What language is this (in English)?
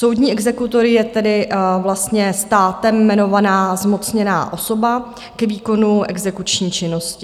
Czech